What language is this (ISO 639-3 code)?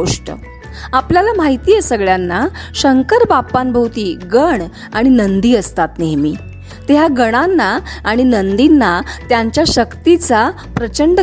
mar